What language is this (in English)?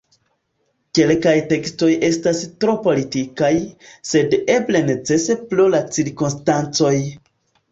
Esperanto